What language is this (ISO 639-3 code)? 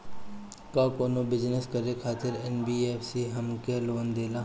bho